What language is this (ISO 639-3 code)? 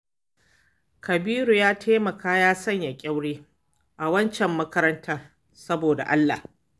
hau